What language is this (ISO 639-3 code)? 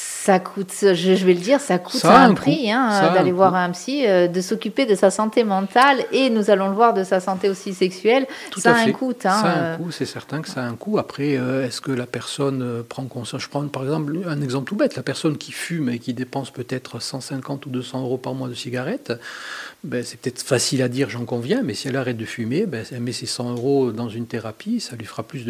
fra